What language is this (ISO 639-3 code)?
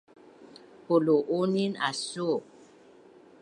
bnn